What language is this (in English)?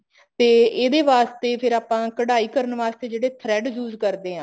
Punjabi